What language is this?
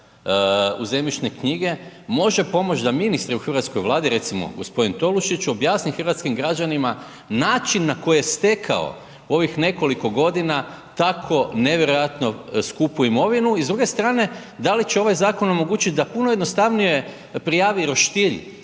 Croatian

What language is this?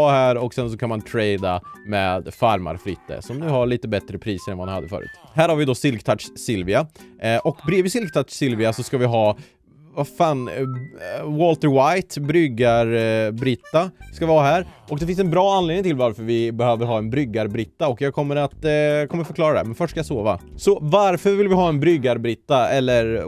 Swedish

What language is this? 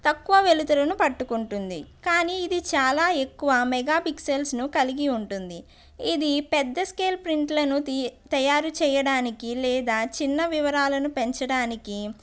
Telugu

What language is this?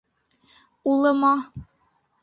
Bashkir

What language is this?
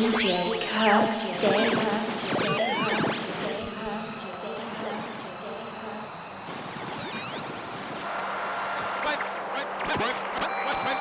English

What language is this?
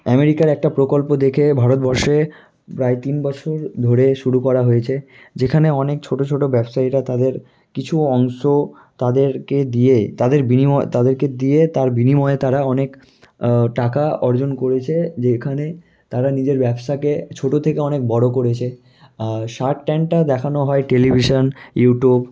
Bangla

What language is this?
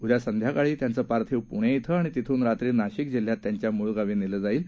Marathi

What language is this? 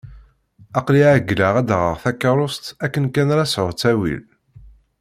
Kabyle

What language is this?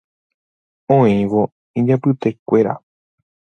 Guarani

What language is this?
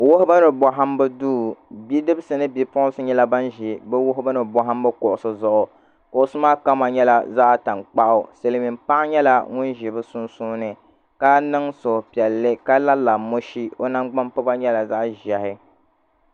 Dagbani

